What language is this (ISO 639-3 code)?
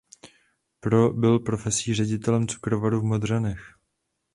ces